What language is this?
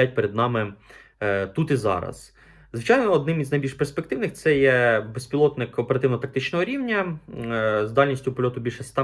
Ukrainian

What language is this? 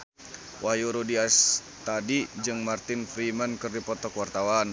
Sundanese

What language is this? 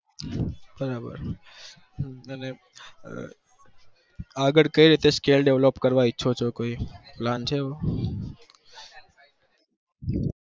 Gujarati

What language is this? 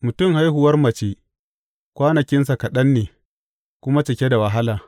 Hausa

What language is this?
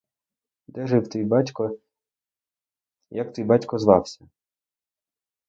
Ukrainian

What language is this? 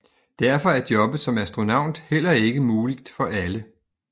Danish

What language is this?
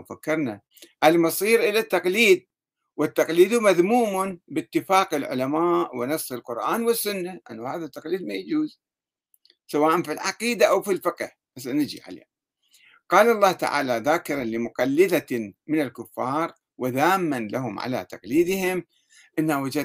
Arabic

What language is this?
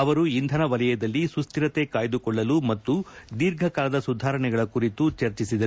Kannada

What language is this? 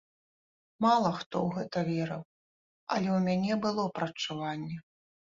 Belarusian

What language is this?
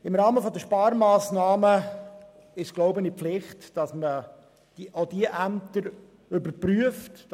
Swiss German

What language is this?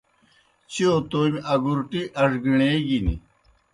Kohistani Shina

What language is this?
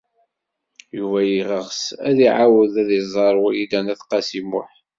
Kabyle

